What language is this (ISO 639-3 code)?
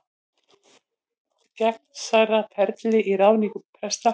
isl